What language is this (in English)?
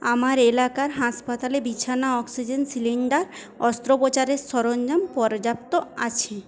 Bangla